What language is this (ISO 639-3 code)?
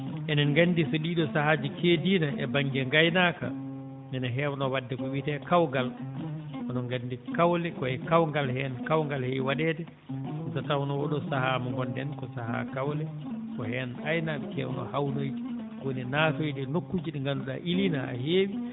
ful